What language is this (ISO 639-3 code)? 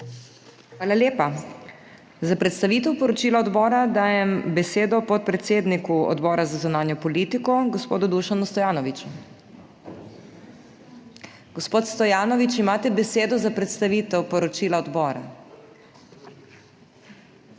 slv